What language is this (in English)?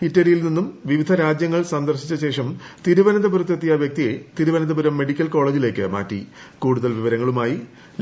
Malayalam